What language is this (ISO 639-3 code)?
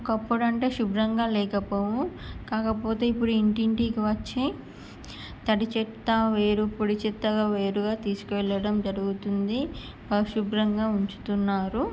tel